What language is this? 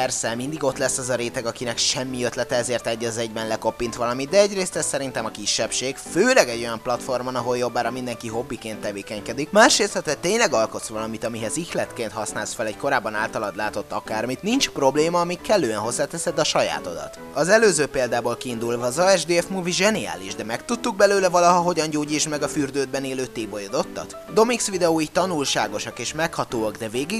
Hungarian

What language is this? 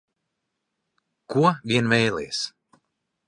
Latvian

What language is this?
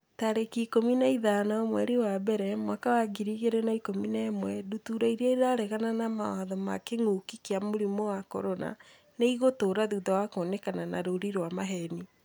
Kikuyu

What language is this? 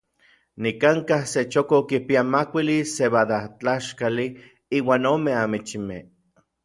Orizaba Nahuatl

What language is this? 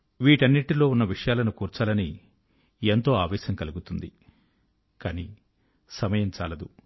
Telugu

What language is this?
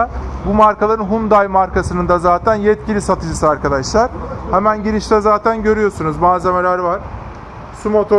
Turkish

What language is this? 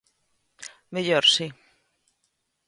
Galician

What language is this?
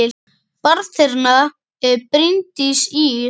Icelandic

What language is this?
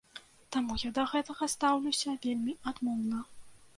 Belarusian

